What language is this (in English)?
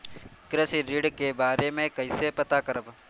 Bhojpuri